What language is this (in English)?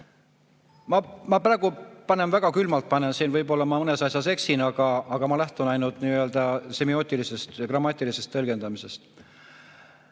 Estonian